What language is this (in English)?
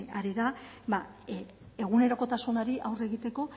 Basque